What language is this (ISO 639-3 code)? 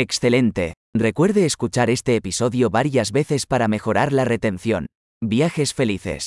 spa